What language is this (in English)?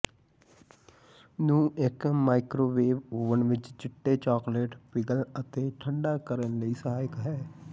Punjabi